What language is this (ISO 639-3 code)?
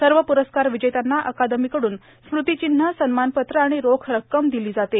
mar